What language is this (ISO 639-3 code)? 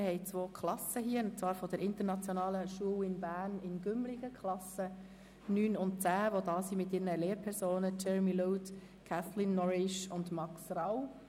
gsw